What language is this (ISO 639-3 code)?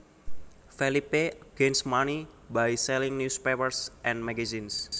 jav